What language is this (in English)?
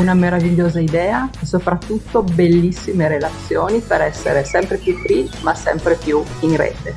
Italian